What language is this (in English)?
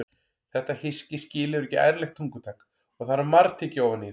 Icelandic